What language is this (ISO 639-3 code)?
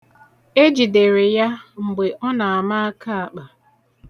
ibo